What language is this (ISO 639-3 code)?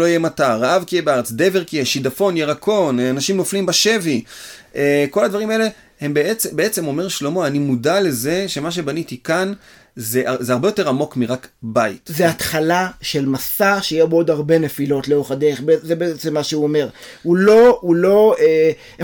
heb